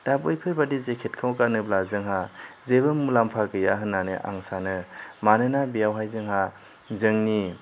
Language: Bodo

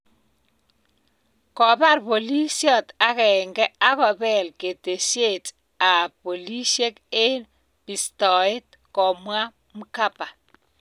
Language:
Kalenjin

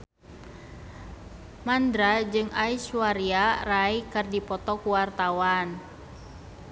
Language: Sundanese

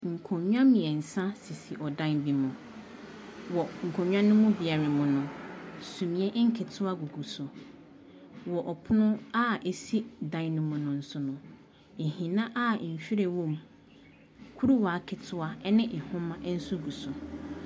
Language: Akan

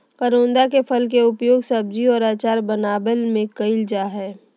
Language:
Magahi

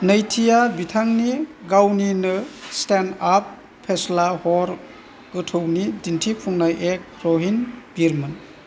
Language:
Bodo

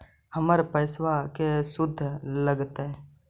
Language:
Magahi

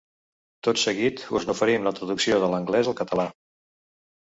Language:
Catalan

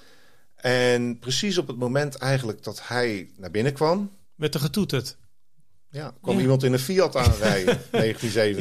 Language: Dutch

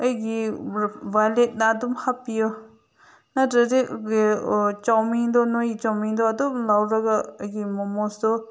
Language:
Manipuri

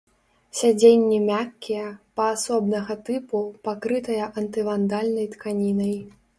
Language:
Belarusian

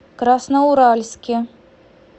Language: Russian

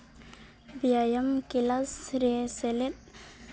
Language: Santali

